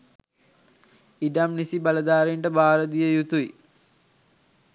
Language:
Sinhala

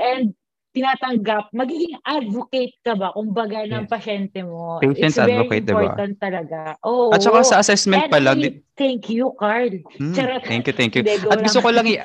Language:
Filipino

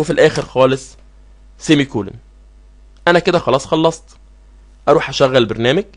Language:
Arabic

